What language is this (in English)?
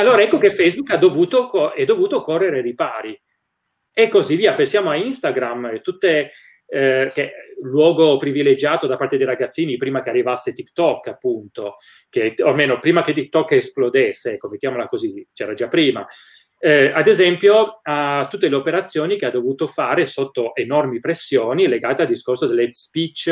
Italian